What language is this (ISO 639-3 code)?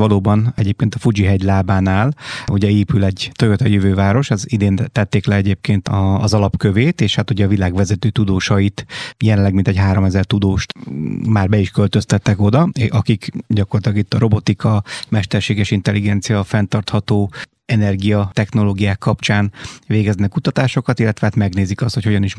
hun